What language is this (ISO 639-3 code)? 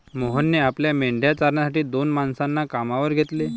mar